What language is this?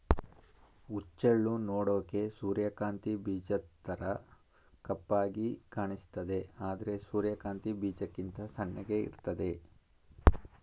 Kannada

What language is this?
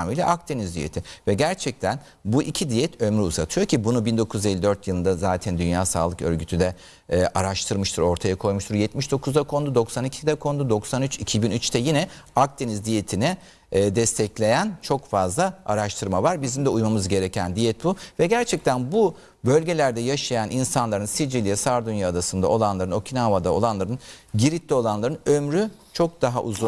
Turkish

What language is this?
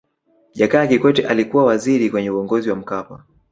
Swahili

